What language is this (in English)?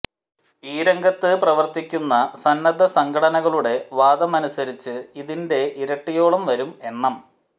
Malayalam